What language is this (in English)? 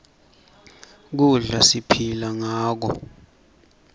Swati